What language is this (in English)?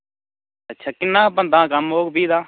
Dogri